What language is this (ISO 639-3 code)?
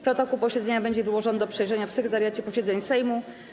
pol